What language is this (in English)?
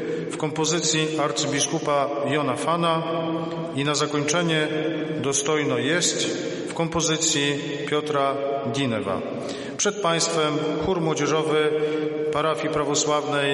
Polish